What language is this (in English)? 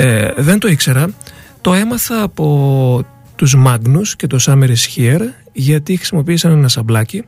Greek